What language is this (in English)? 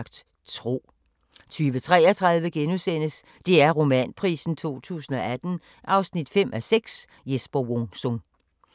Danish